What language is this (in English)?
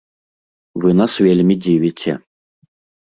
Belarusian